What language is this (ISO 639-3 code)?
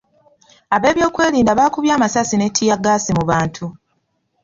lug